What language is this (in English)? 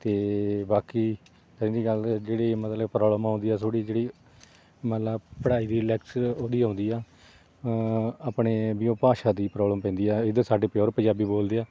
Punjabi